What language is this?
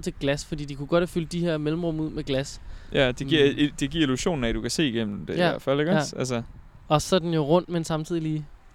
Danish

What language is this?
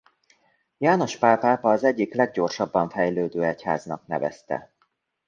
Hungarian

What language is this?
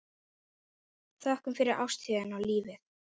Icelandic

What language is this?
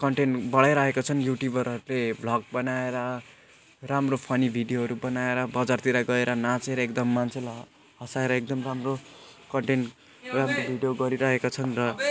Nepali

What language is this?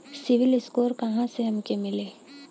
Bhojpuri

